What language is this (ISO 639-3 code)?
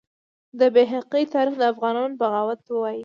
pus